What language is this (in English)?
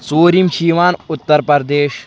Kashmiri